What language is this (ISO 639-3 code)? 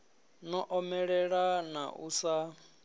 ven